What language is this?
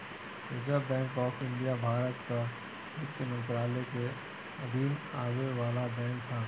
Bhojpuri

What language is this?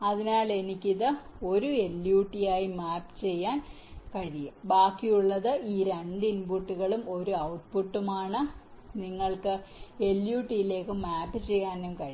Malayalam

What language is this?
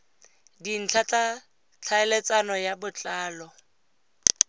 Tswana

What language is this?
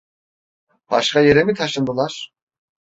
Turkish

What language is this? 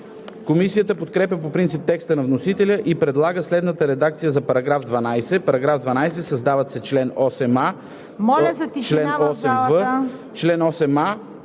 Bulgarian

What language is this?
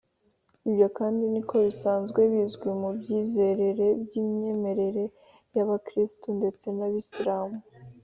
Kinyarwanda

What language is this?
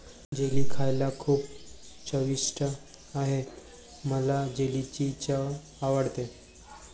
Marathi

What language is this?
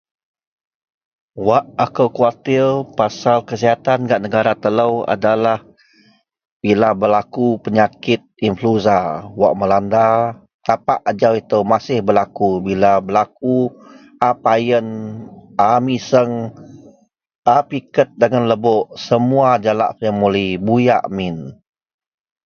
Central Melanau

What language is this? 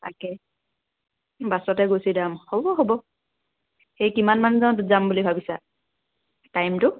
Assamese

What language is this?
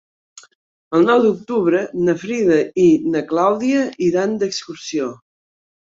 Catalan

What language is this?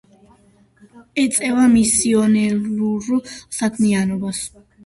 Georgian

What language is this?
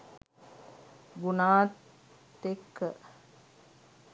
Sinhala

